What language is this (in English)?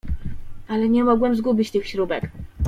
Polish